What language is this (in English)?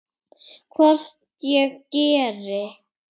Icelandic